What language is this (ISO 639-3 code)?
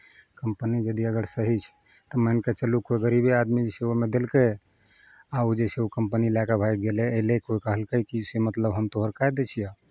mai